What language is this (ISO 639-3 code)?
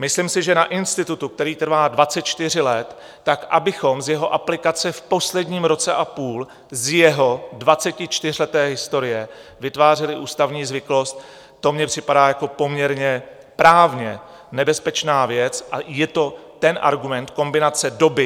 ces